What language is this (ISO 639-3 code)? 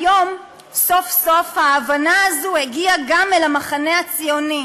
heb